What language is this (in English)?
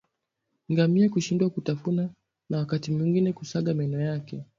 Swahili